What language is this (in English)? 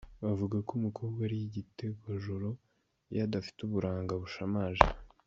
Kinyarwanda